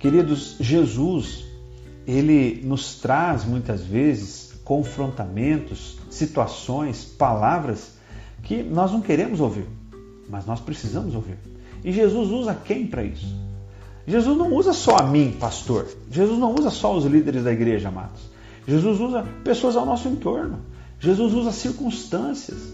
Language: Portuguese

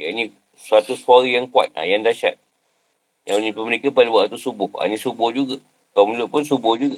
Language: Malay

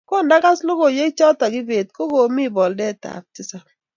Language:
Kalenjin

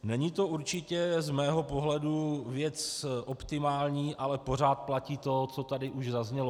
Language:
Czech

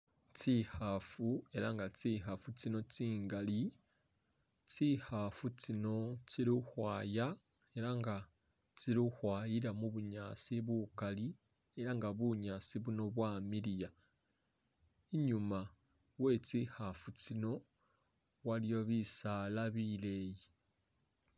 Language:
Masaaba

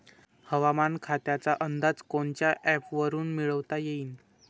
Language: Marathi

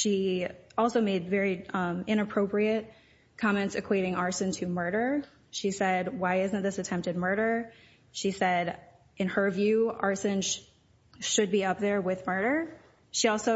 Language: English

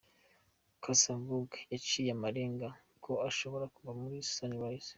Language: Kinyarwanda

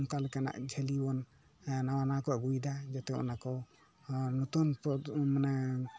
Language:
Santali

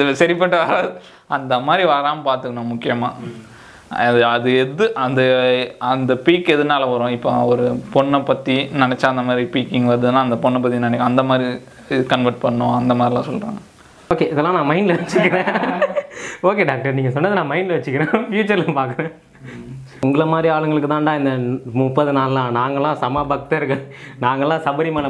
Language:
Tamil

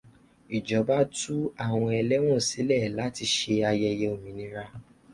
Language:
Yoruba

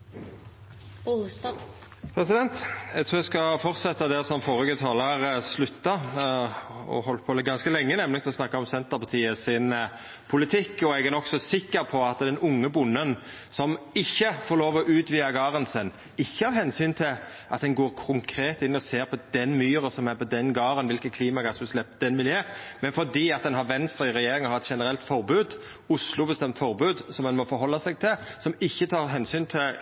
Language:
Norwegian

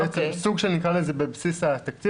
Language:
Hebrew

